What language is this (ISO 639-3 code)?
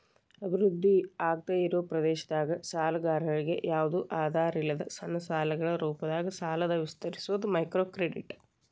kan